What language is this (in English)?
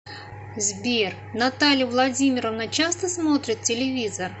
Russian